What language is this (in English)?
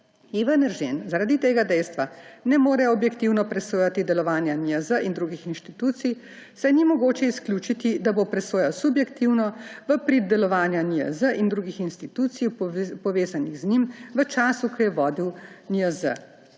Slovenian